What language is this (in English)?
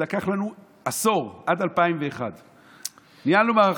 Hebrew